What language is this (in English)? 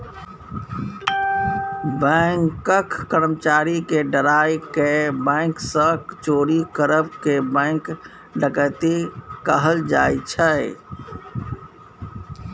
Maithili